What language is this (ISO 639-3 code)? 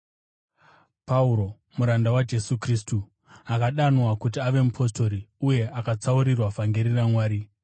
sna